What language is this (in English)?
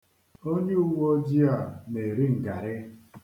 Igbo